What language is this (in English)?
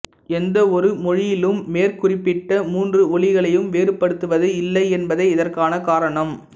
Tamil